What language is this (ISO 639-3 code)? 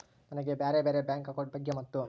kan